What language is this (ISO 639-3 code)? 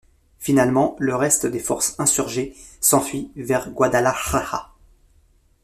fra